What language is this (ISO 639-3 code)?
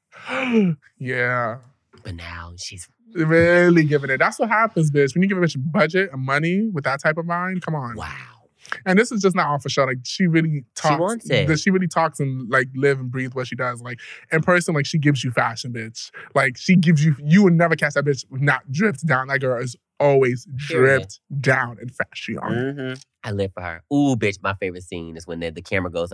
eng